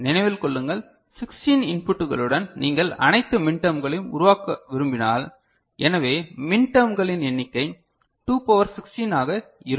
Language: Tamil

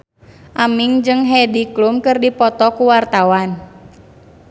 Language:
Sundanese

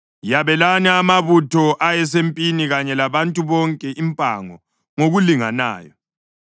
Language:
North Ndebele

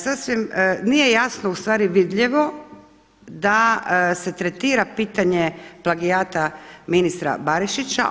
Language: Croatian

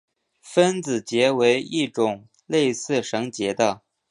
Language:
Chinese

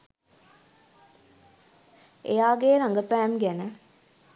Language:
Sinhala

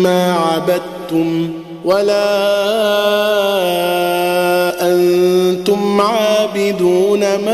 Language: Arabic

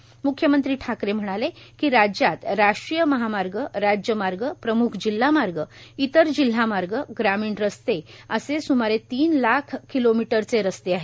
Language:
Marathi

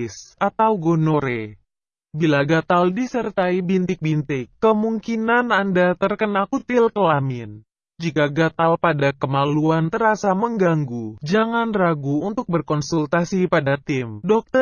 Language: Indonesian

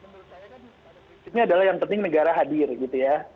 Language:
Indonesian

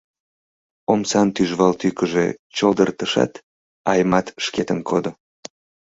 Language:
Mari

